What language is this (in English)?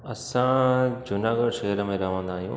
Sindhi